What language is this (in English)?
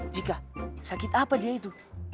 Indonesian